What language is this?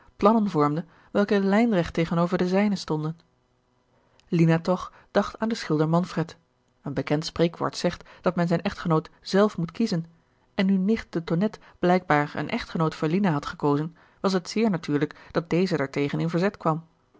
Dutch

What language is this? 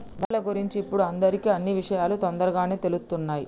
Telugu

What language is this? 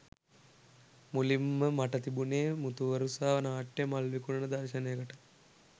Sinhala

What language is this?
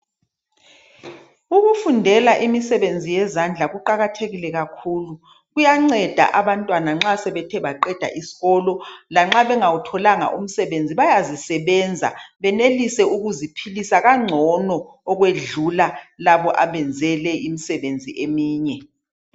North Ndebele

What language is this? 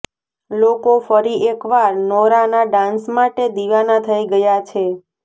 Gujarati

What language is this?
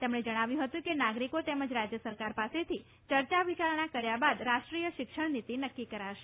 Gujarati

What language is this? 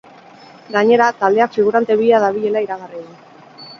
Basque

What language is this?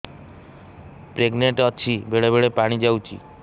Odia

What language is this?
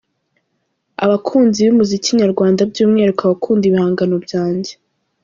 Kinyarwanda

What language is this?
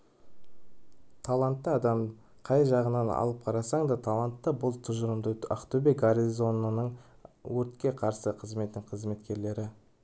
Kazakh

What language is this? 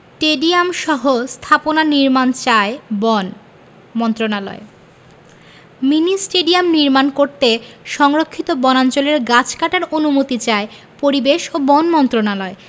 Bangla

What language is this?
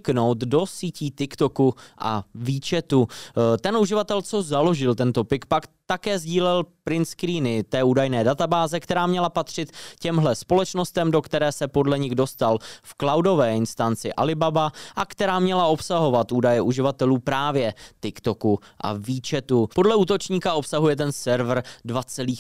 Czech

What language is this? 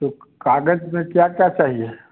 Hindi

